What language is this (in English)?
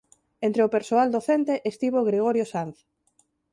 Galician